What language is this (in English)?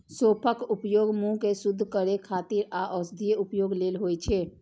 Maithili